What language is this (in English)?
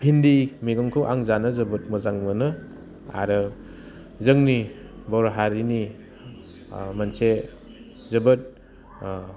Bodo